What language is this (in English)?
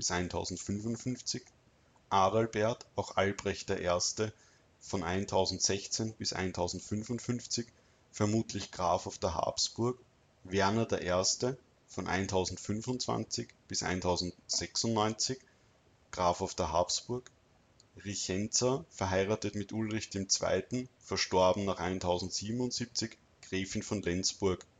German